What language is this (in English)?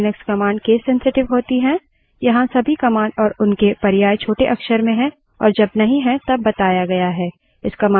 Hindi